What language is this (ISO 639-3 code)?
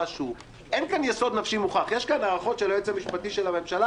heb